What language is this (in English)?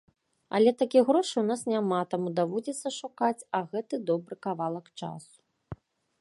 Belarusian